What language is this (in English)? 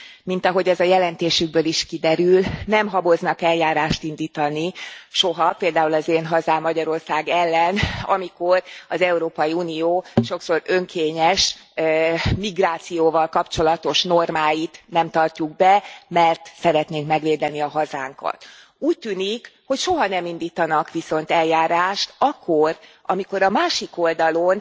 Hungarian